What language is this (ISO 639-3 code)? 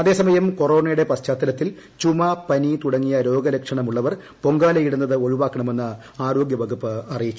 mal